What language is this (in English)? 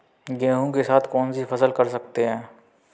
Hindi